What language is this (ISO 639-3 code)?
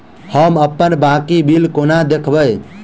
mai